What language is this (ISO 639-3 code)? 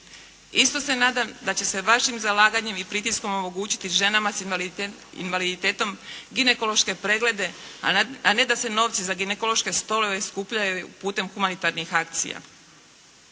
hrv